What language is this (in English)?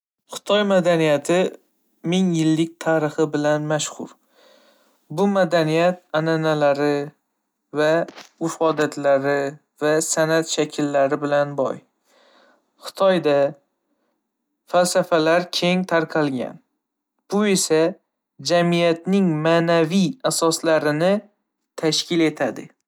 Uzbek